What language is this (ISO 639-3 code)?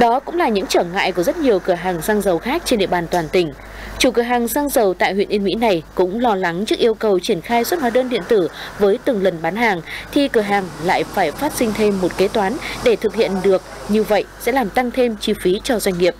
vie